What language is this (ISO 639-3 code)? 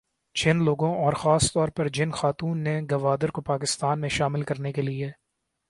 urd